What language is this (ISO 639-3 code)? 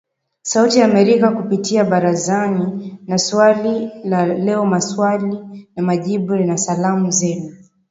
swa